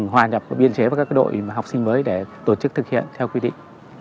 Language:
Vietnamese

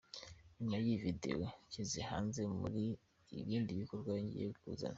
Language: Kinyarwanda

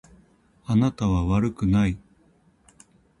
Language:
Japanese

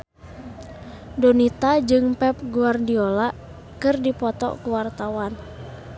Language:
Sundanese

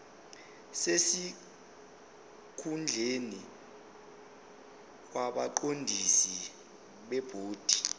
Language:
Zulu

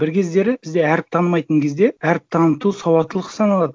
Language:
Kazakh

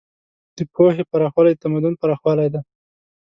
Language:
Pashto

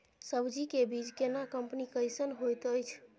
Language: Maithili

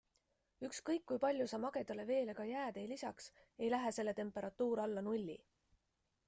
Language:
Estonian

